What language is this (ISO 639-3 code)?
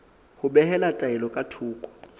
sot